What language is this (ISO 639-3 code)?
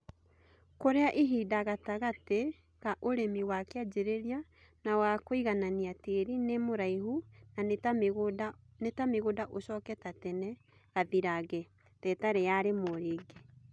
kik